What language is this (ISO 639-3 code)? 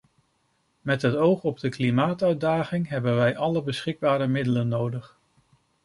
nld